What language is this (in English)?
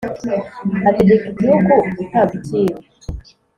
Kinyarwanda